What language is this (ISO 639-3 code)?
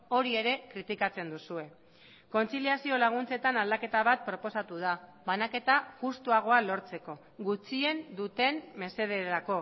eus